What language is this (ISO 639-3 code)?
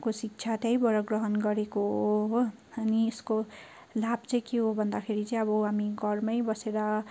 nep